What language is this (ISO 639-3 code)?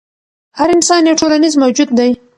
pus